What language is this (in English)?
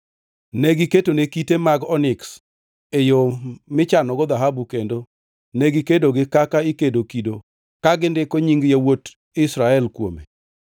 Luo (Kenya and Tanzania)